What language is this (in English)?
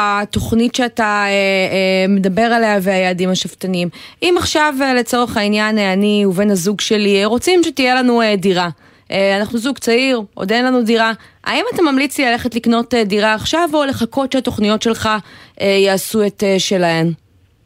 Hebrew